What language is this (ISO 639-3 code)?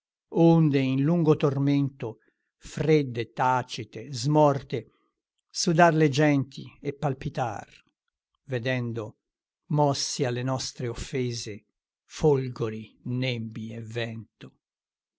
ita